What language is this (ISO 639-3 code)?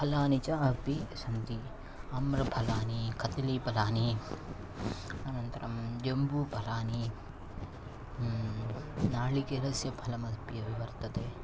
san